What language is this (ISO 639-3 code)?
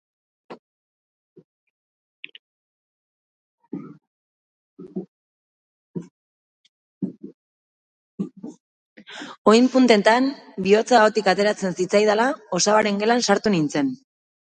eus